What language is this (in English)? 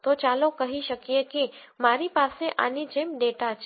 Gujarati